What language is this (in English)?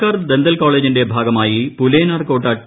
Malayalam